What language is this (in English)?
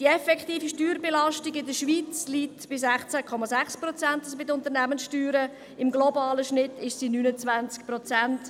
Swiss German